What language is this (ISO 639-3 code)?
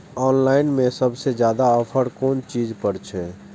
mai